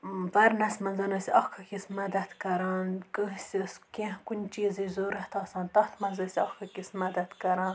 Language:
Kashmiri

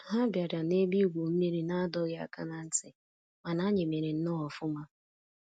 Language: Igbo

